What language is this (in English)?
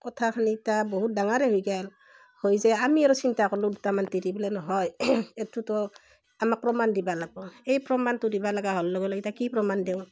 Assamese